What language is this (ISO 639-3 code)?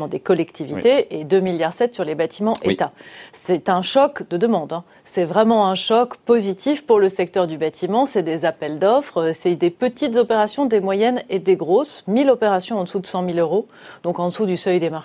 fra